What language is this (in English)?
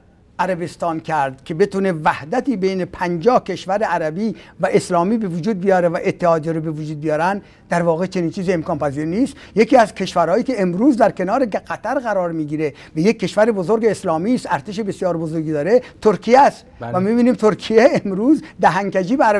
Persian